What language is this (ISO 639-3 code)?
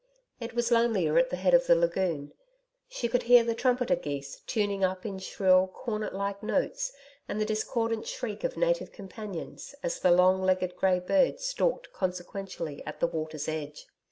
eng